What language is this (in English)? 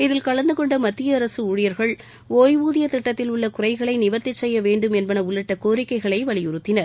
Tamil